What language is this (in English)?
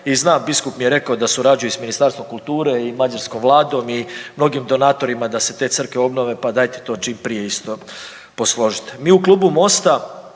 Croatian